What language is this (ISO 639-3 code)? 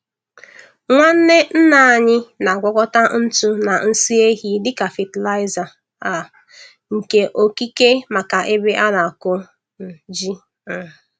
ibo